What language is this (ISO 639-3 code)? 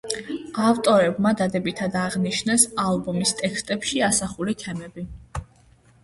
kat